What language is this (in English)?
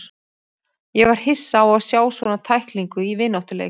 Icelandic